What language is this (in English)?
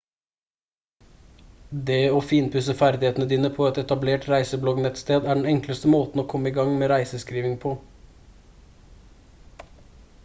Norwegian Bokmål